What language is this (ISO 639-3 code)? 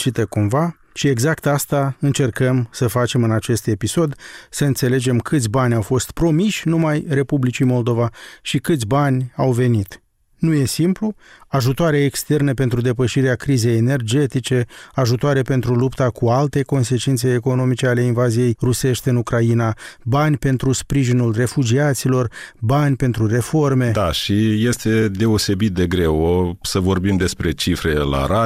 ron